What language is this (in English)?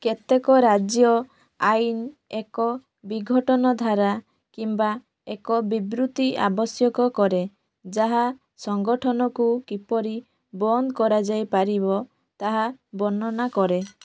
Odia